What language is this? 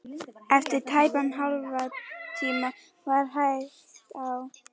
Icelandic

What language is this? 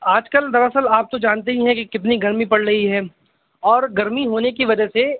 Urdu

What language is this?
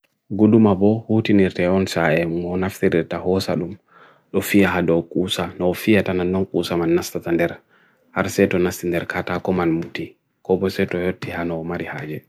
Bagirmi Fulfulde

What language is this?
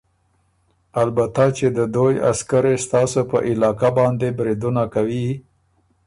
Ormuri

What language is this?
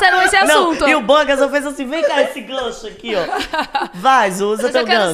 Portuguese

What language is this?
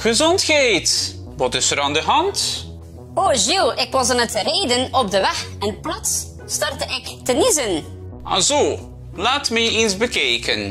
Dutch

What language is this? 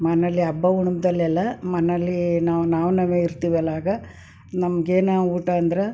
Kannada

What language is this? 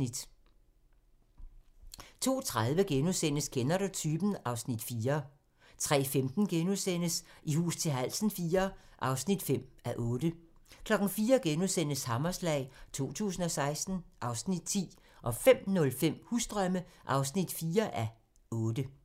Danish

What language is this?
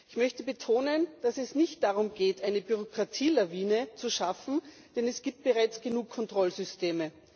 German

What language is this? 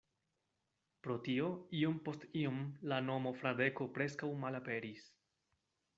Esperanto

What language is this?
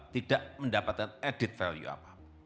Indonesian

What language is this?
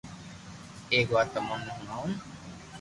Loarki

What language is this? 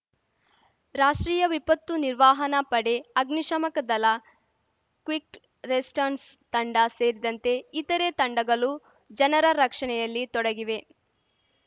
Kannada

